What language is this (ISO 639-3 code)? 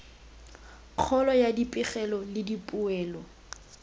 tsn